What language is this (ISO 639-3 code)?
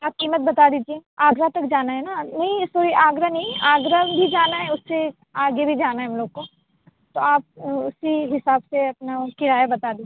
urd